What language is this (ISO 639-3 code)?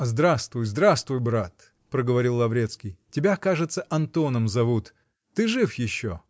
rus